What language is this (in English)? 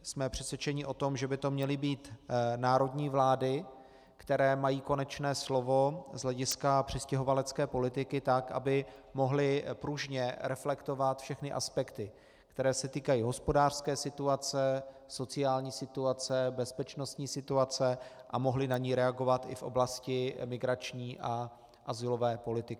Czech